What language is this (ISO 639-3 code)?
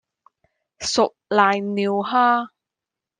yue